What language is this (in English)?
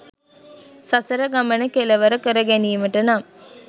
Sinhala